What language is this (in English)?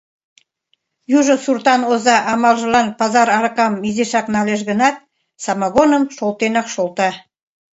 Mari